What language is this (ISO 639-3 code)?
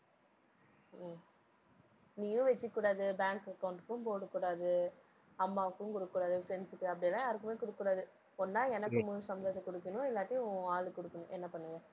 tam